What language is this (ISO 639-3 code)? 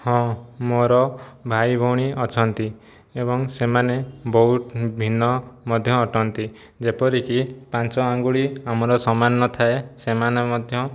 ori